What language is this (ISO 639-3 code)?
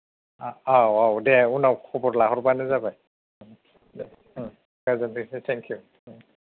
brx